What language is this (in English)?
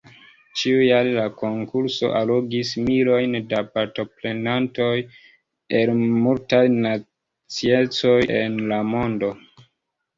Esperanto